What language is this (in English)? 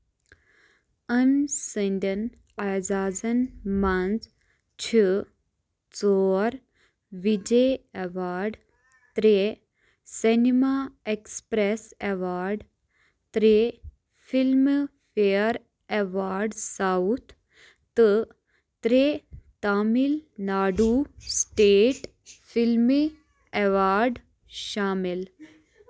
Kashmiri